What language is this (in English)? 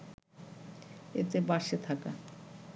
Bangla